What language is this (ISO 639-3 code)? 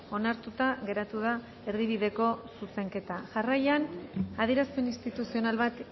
eus